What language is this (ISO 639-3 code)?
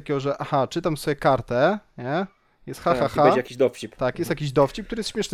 pol